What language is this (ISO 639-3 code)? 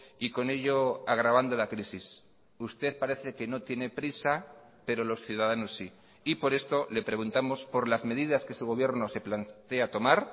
spa